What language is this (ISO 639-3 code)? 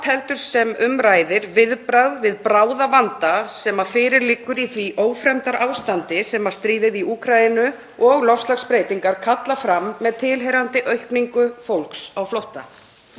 isl